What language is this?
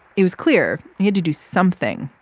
English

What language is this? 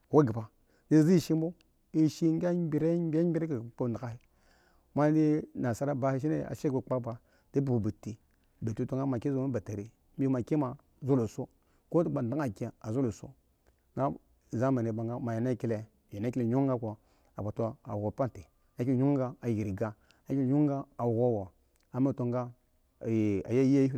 Eggon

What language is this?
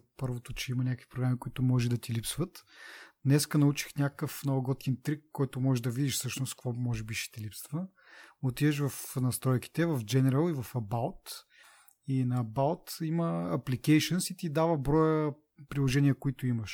Bulgarian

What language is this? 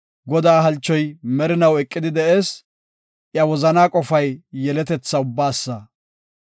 Gofa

